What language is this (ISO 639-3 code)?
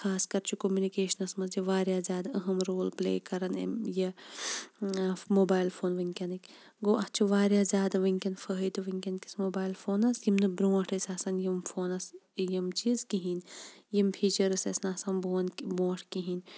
kas